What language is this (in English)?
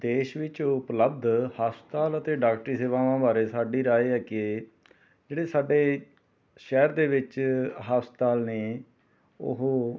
Punjabi